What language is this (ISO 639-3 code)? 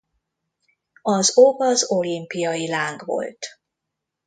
hun